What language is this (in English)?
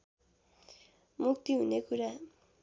Nepali